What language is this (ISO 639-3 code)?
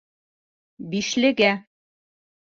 bak